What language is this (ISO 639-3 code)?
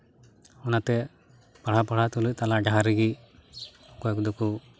sat